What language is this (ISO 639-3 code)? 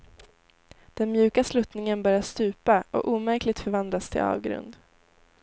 swe